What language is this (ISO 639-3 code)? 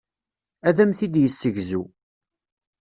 kab